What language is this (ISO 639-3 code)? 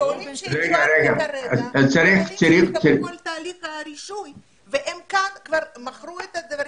heb